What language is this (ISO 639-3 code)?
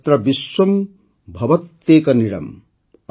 ori